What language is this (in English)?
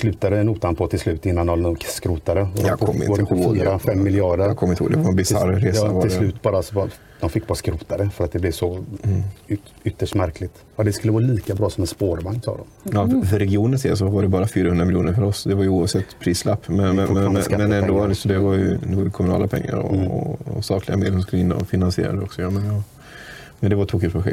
Swedish